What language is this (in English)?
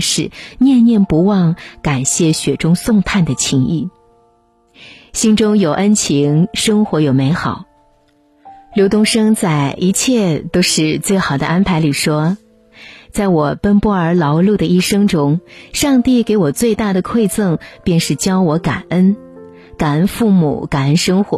Chinese